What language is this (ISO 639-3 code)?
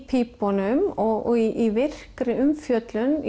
isl